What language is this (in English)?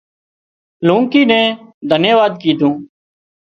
Wadiyara Koli